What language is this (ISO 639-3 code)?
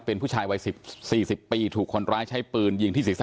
tha